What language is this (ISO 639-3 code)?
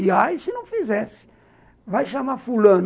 por